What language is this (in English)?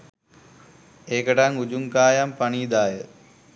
Sinhala